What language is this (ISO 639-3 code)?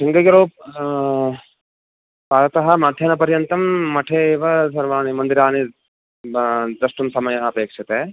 san